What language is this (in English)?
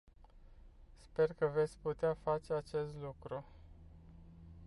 Romanian